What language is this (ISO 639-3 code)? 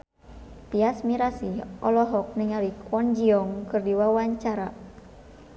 sun